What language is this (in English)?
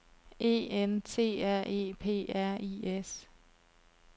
Danish